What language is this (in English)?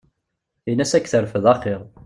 Kabyle